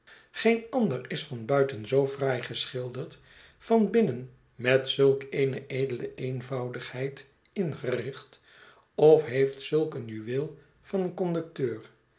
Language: Dutch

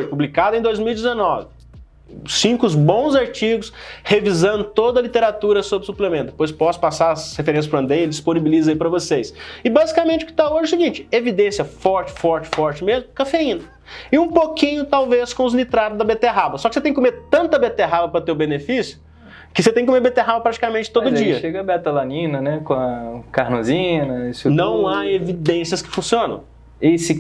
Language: Portuguese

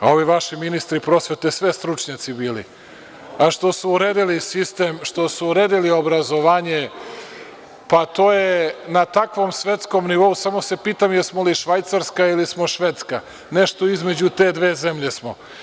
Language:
Serbian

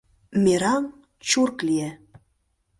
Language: Mari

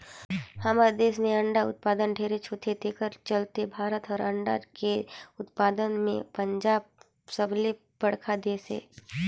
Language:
Chhattisgarhi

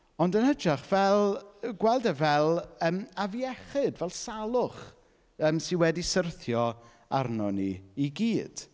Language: Welsh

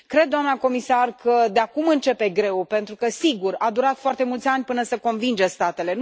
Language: Romanian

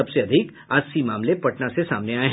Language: Hindi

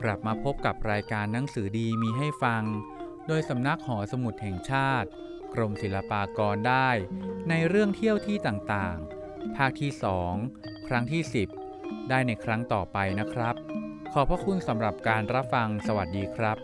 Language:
Thai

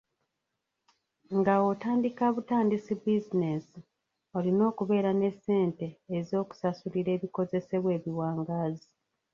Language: Ganda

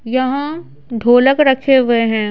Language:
Hindi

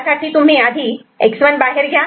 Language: Marathi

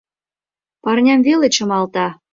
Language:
Mari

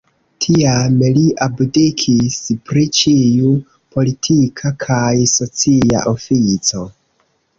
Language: Esperanto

